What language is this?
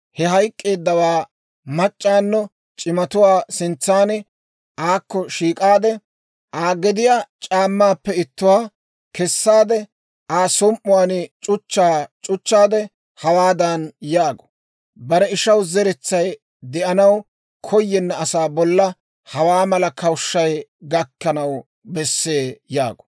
Dawro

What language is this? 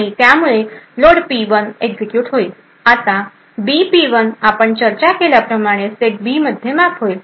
Marathi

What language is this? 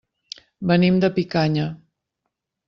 Catalan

